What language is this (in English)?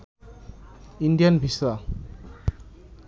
Bangla